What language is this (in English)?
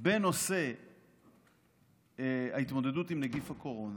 Hebrew